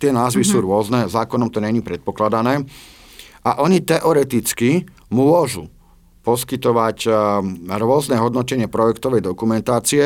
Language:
Slovak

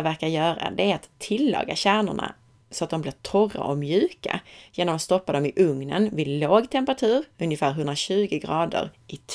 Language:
Swedish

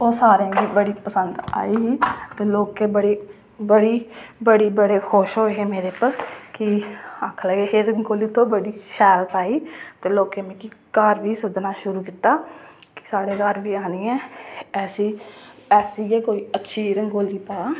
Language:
Dogri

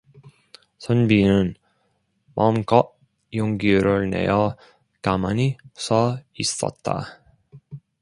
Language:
Korean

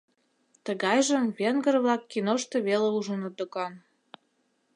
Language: Mari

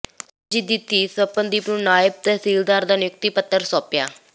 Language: Punjabi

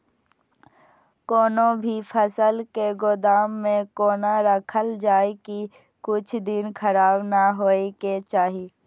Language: Maithili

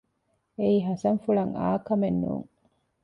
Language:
Divehi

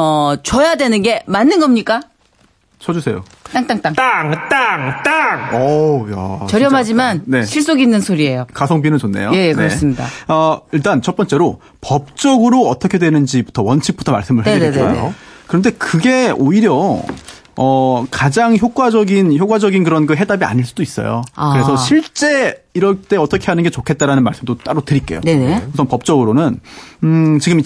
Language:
Korean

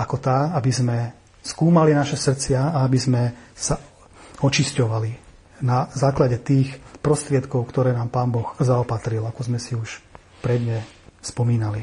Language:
Slovak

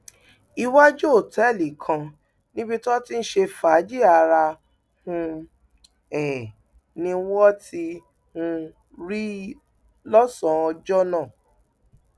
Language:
Yoruba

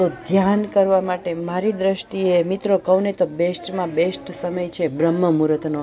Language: Gujarati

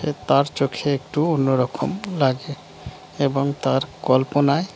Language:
Bangla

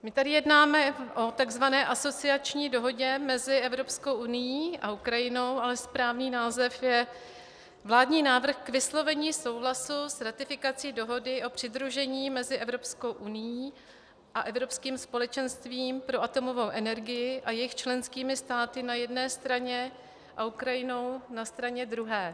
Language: Czech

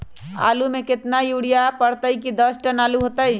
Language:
Magahi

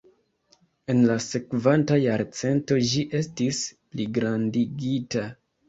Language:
Esperanto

